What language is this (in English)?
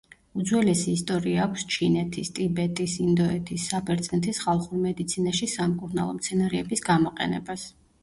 Georgian